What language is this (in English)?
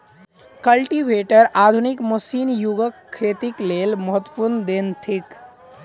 Maithili